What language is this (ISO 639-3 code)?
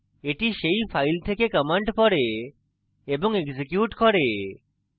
ben